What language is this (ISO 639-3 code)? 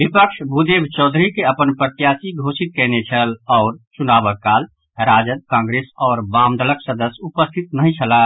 mai